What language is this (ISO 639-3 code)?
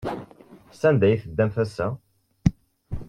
kab